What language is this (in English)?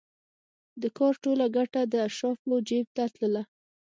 Pashto